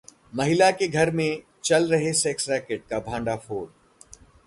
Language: Hindi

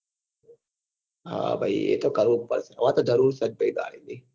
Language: Gujarati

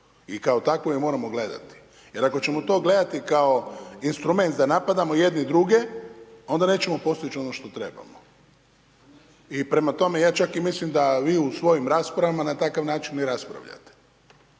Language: Croatian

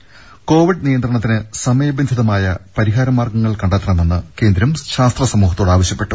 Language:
Malayalam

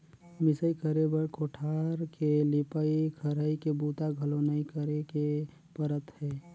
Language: Chhattisgarhi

